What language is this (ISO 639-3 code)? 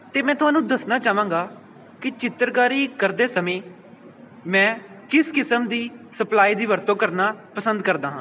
pan